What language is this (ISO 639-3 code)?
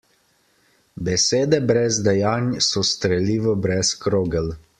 slv